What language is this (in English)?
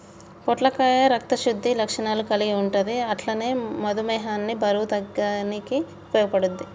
Telugu